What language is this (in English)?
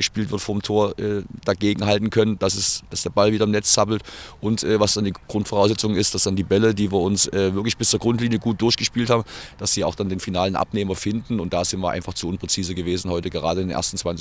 German